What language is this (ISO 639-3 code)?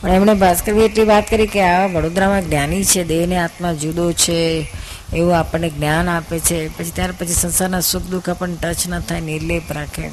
guj